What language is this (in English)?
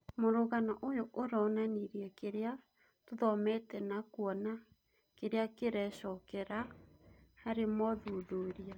Kikuyu